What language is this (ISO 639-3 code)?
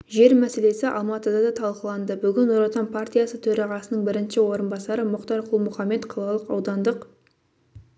kaz